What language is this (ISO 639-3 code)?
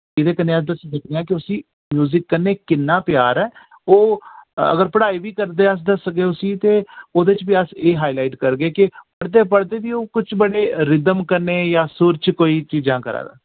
doi